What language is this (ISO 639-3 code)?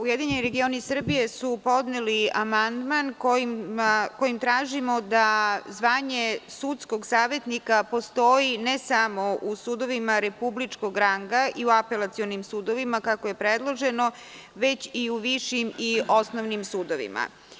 srp